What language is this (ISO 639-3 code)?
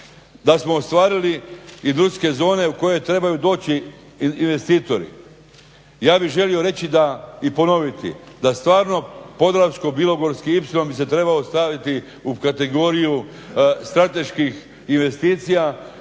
hrv